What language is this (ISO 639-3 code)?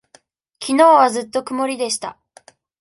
jpn